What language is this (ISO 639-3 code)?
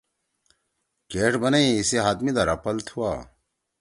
trw